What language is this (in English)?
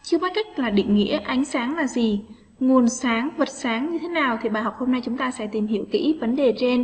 Vietnamese